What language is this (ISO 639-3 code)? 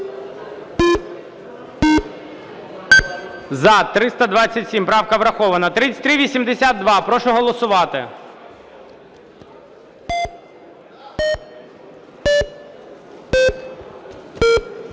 ukr